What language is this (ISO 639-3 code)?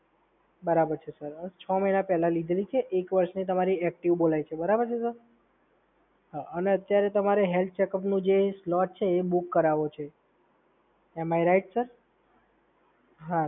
guj